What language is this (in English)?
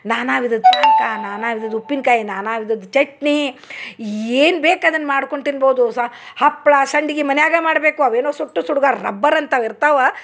Kannada